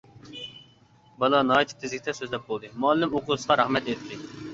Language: Uyghur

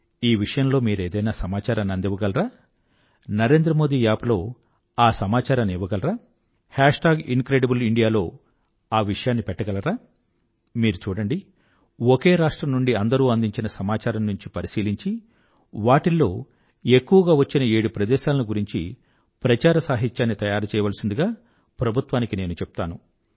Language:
Telugu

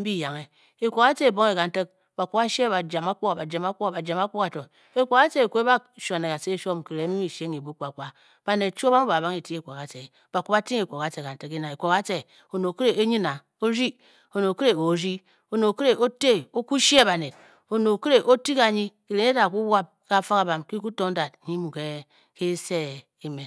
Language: Bokyi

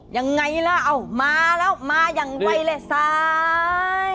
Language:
Thai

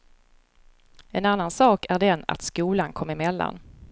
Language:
Swedish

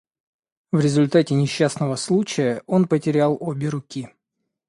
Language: Russian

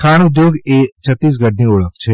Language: Gujarati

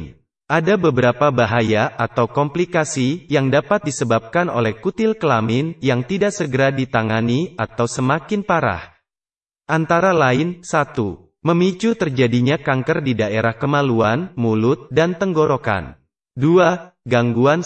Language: Indonesian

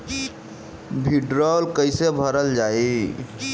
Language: Bhojpuri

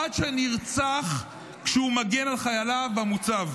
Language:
Hebrew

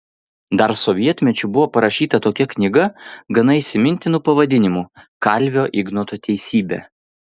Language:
Lithuanian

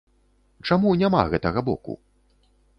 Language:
Belarusian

